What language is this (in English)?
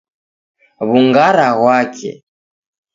Taita